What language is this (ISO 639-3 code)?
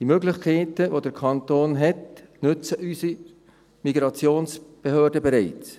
gsw